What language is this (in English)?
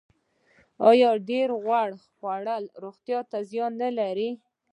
Pashto